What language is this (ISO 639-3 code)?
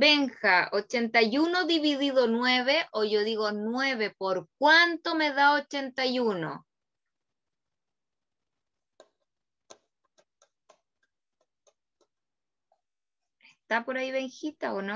spa